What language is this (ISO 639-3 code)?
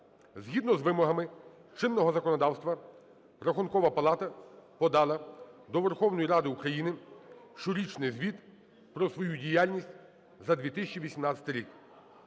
ukr